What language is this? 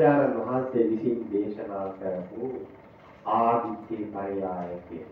Thai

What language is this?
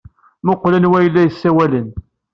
Kabyle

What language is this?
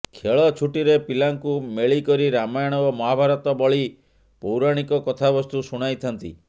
Odia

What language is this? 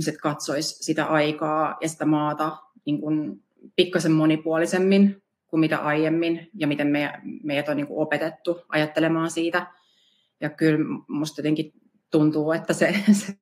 Finnish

